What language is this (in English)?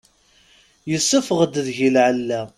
Kabyle